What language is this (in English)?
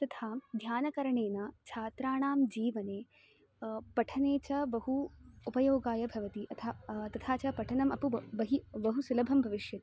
Sanskrit